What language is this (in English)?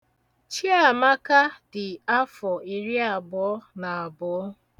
Igbo